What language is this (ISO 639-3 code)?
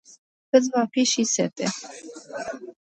ron